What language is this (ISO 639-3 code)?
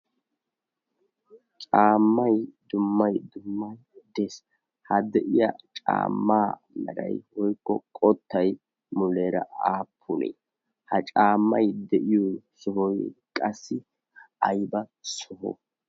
wal